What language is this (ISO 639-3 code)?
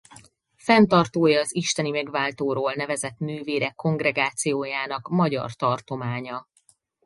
hun